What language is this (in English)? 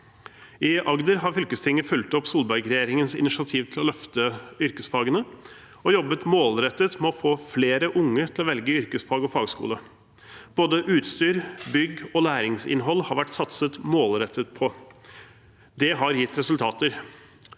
Norwegian